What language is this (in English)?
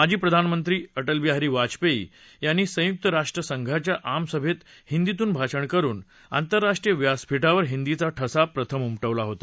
Marathi